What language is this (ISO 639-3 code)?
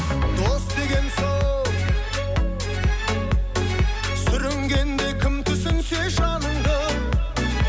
kaz